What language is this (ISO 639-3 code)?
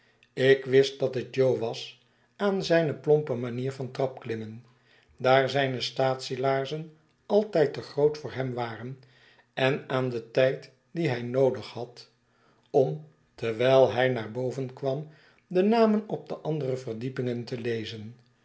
nld